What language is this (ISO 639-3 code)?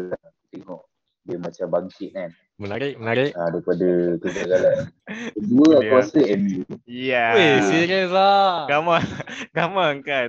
msa